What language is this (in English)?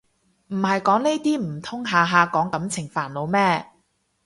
Cantonese